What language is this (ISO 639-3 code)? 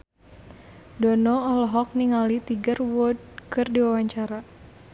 sun